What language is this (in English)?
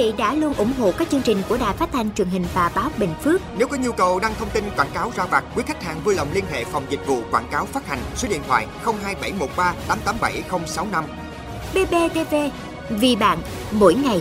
Vietnamese